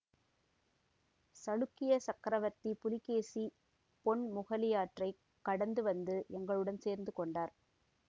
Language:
Tamil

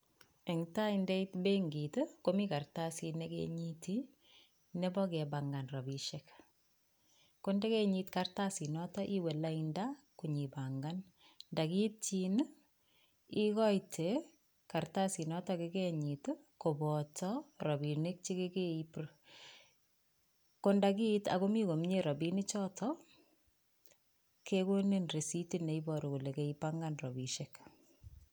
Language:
Kalenjin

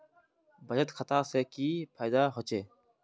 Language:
Magahi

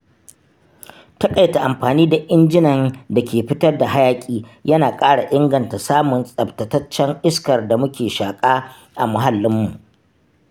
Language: Hausa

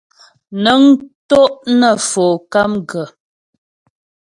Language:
Ghomala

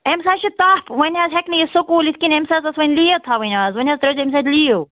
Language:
Kashmiri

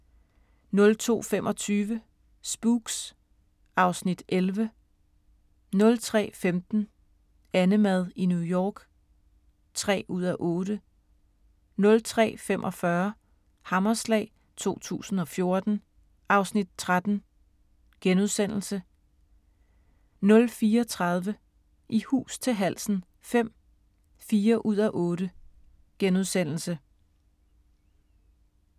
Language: Danish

